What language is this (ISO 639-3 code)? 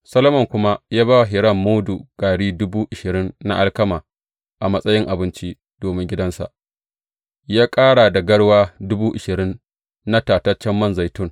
hau